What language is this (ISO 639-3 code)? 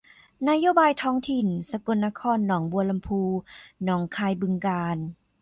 tha